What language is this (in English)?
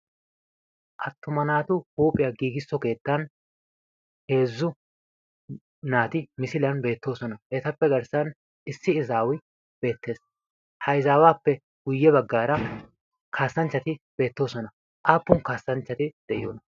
Wolaytta